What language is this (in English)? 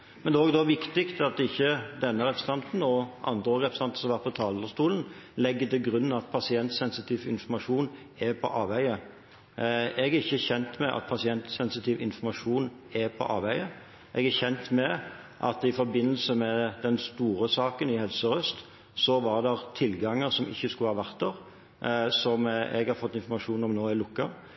Norwegian Bokmål